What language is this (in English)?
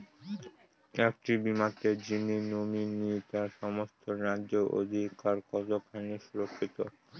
Bangla